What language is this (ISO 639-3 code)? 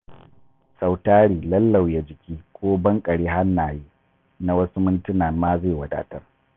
hau